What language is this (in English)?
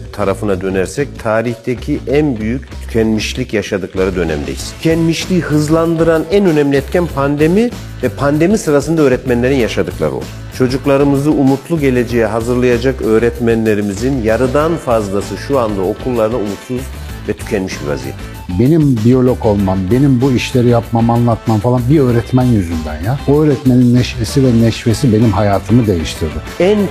Turkish